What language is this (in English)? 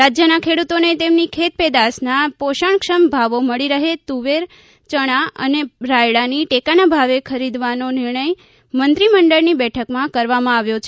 Gujarati